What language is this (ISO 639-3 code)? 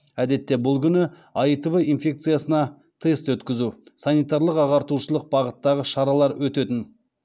kaz